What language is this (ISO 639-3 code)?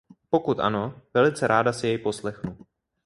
ces